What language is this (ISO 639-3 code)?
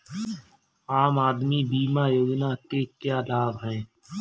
hin